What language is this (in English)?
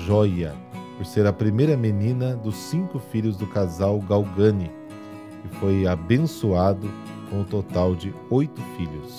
Portuguese